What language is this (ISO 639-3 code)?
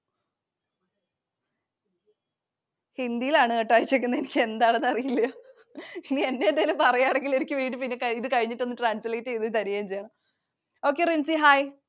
mal